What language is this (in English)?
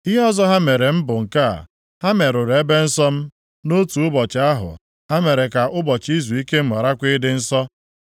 Igbo